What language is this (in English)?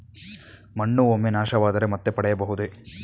Kannada